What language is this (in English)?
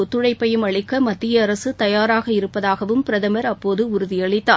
Tamil